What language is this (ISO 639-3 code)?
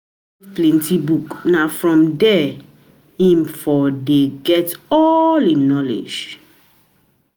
pcm